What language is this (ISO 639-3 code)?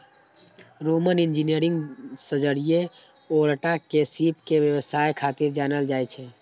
mai